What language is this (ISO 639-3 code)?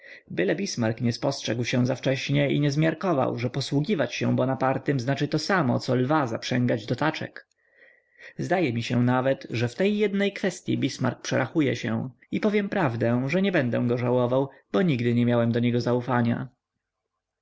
pol